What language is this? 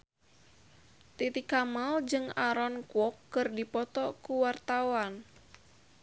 Sundanese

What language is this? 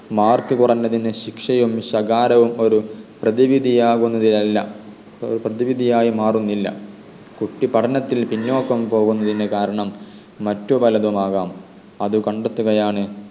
Malayalam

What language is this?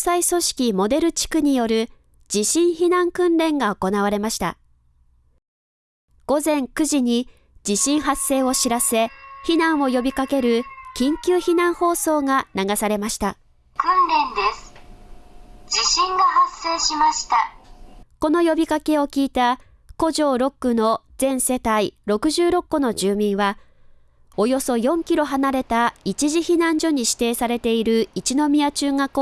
Japanese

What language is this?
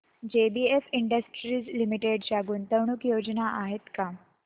Marathi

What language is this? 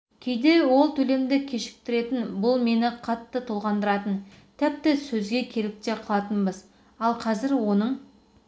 Kazakh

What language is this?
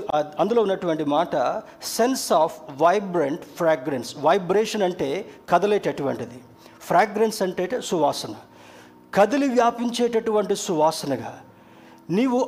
Telugu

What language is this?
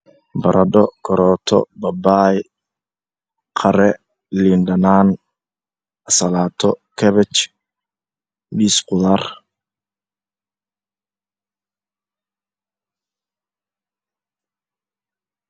Somali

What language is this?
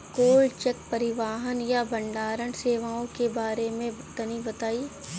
Bhojpuri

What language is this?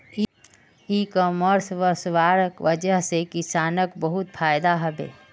Magahi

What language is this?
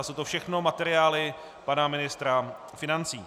Czech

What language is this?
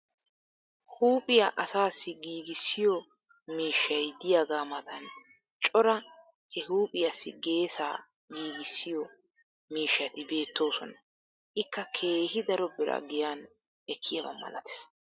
Wolaytta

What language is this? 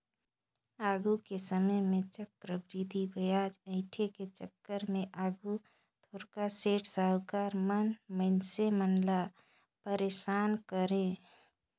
Chhattisgarhi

